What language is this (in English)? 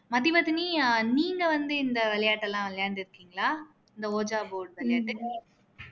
Tamil